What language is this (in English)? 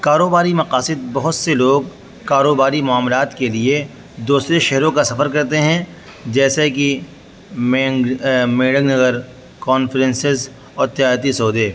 Urdu